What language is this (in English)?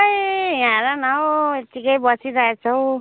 Nepali